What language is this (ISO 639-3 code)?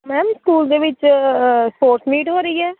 pan